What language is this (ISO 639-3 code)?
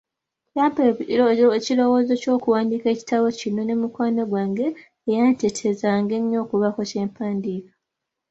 lug